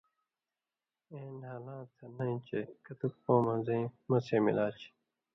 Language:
Indus Kohistani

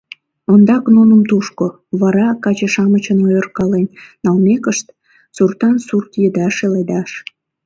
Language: Mari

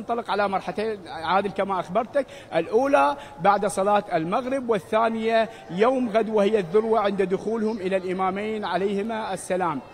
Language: Arabic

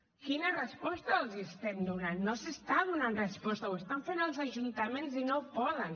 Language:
Catalan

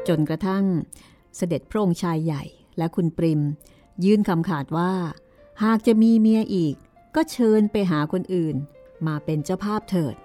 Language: Thai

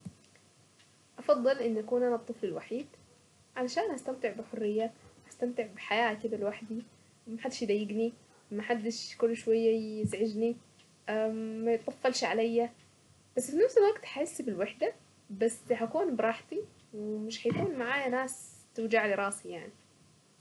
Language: Saidi Arabic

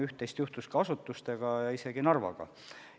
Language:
Estonian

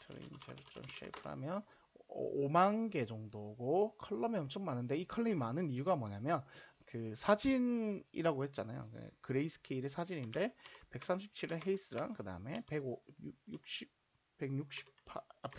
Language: Korean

